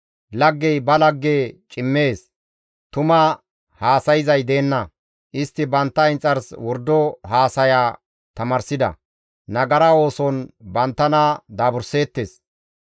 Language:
Gamo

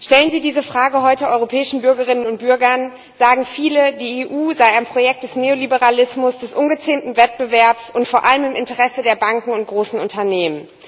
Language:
German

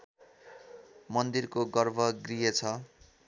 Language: Nepali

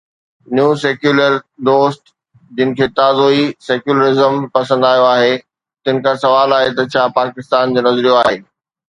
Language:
Sindhi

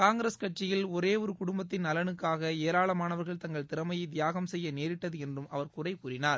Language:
Tamil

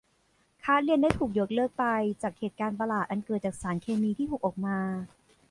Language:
Thai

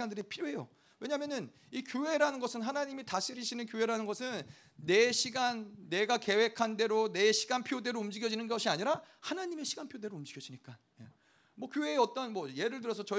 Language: Korean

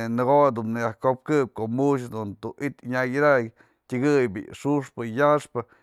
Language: Mazatlán Mixe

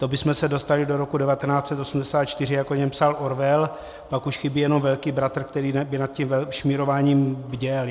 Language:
Czech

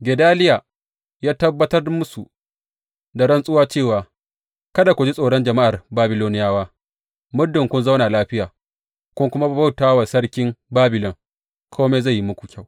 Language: Hausa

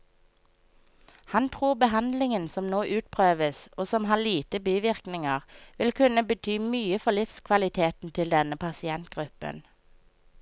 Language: Norwegian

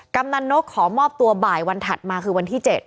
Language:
Thai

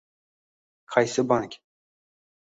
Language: Uzbek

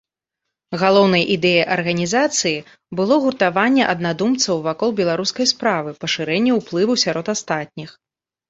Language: Belarusian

